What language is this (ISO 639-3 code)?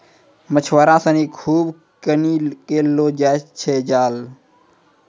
mai